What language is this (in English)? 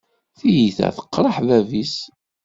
Kabyle